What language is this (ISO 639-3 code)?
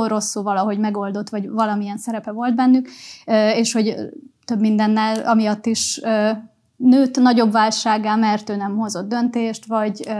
hun